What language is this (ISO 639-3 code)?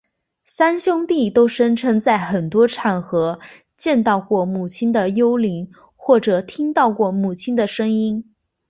zho